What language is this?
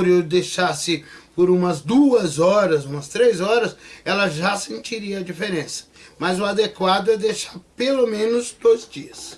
Portuguese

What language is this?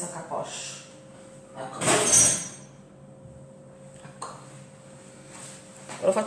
Italian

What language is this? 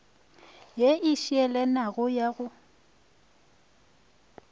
Northern Sotho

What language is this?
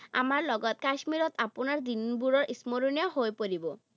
Assamese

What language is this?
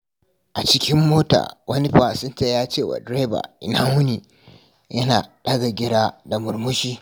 Hausa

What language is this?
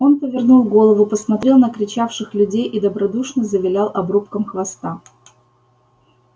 Russian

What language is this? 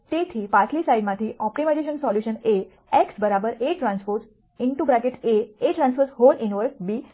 Gujarati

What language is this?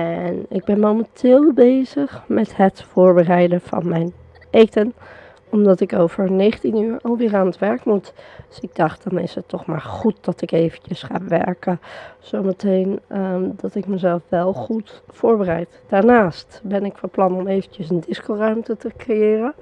Dutch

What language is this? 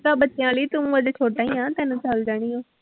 Punjabi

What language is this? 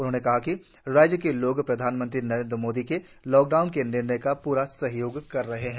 Hindi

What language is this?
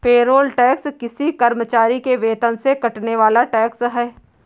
Hindi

